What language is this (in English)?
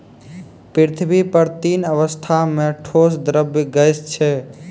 Maithili